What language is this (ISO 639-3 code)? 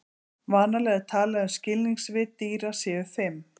isl